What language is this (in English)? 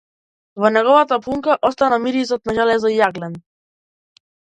Macedonian